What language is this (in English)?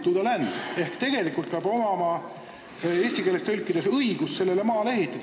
Estonian